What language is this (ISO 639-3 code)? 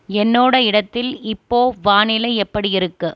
tam